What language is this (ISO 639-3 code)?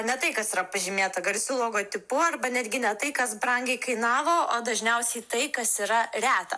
lit